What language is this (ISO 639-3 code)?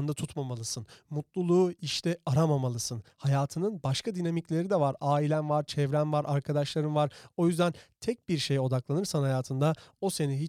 tur